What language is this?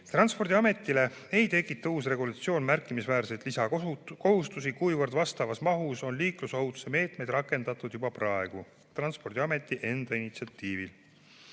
Estonian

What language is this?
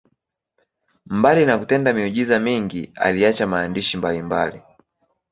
Swahili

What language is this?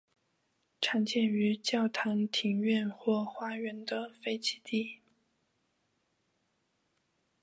Chinese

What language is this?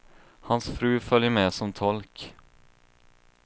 Swedish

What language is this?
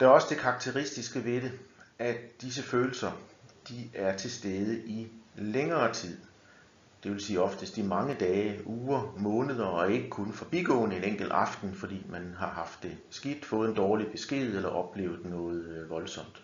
Danish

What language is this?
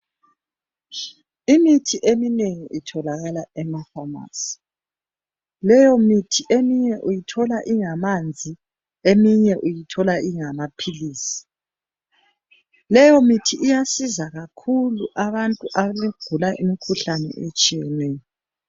North Ndebele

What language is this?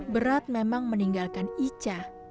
Indonesian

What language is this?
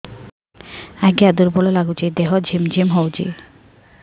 Odia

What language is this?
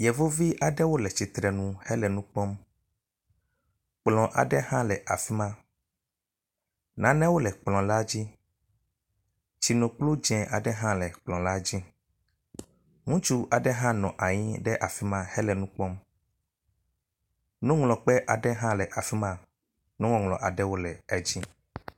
Ewe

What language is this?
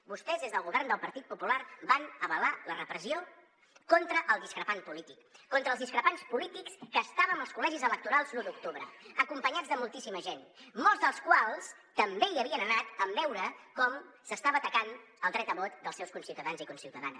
Catalan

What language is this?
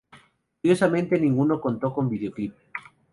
Spanish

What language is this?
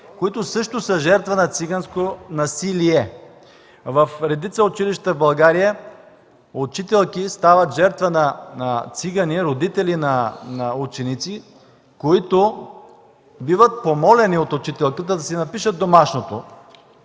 Bulgarian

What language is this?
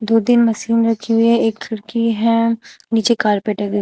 Hindi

